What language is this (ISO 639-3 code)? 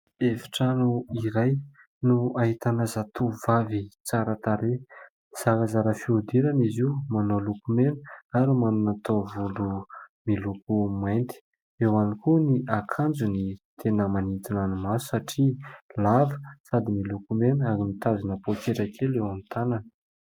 mlg